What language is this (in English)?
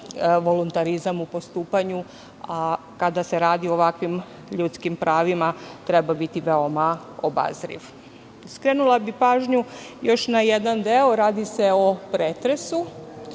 Serbian